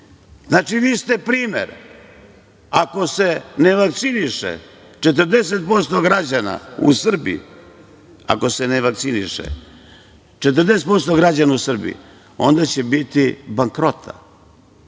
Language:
Serbian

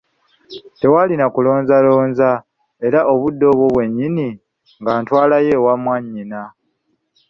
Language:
Ganda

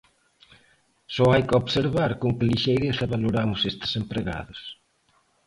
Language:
Galician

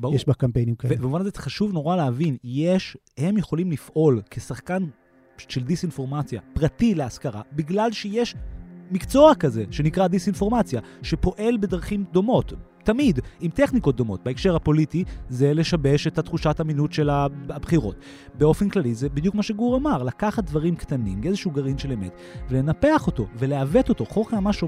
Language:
Hebrew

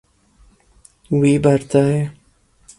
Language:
Kurdish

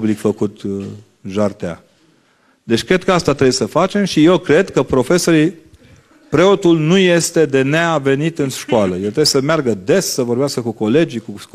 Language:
Romanian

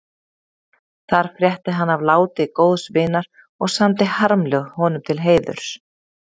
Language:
Icelandic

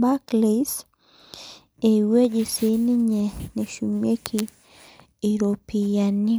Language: Masai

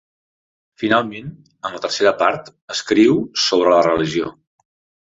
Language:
Catalan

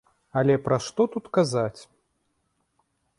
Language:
Belarusian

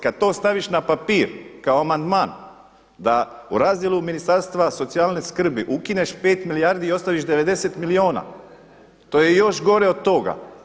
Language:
Croatian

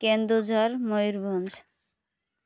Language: Odia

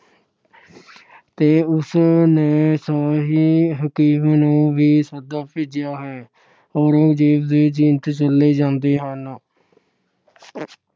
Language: Punjabi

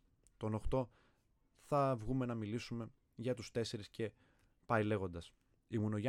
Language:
Greek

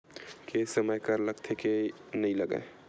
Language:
Chhattisgarhi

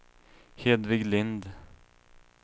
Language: Swedish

